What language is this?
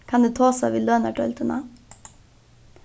Faroese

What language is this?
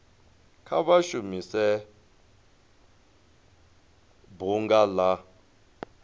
Venda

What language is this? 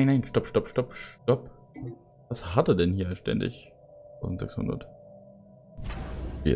German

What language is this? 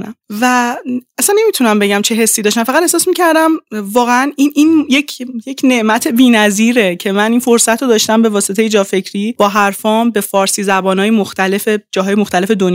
Persian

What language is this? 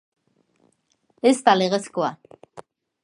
Basque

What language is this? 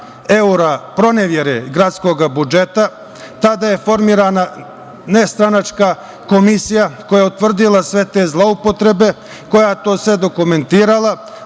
Serbian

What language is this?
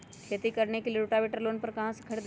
Magahi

